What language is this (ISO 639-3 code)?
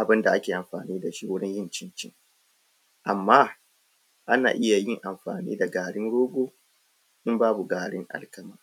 hau